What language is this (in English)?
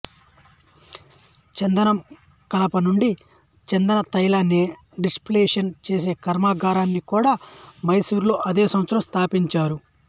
Telugu